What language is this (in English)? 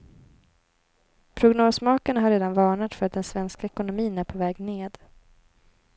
Swedish